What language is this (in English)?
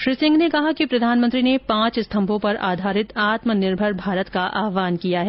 Hindi